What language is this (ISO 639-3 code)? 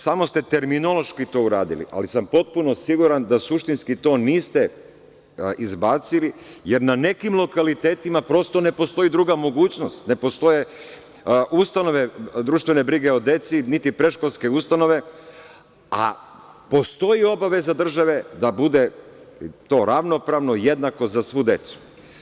srp